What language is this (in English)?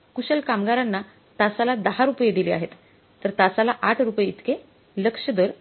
Marathi